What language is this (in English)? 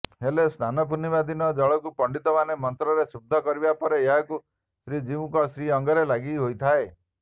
Odia